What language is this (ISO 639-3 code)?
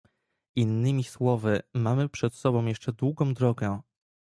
pol